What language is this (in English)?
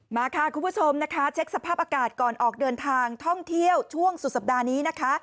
Thai